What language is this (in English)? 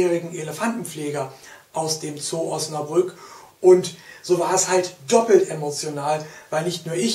German